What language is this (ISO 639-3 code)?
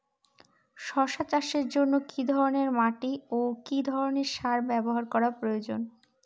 ben